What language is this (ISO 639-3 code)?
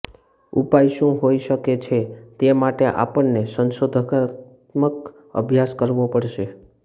guj